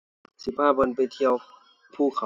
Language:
Thai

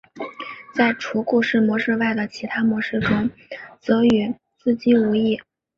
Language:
Chinese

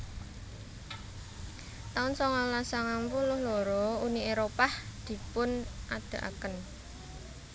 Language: Javanese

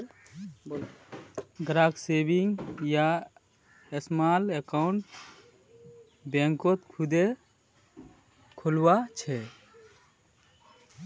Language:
Magahi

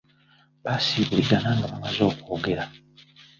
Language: Ganda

